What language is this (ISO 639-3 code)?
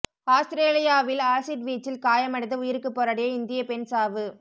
tam